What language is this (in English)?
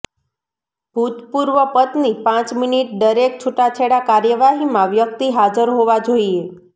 Gujarati